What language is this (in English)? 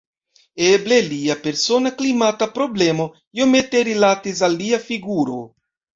Esperanto